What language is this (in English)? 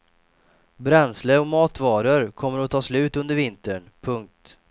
Swedish